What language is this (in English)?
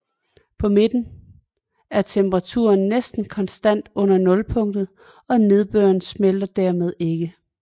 Danish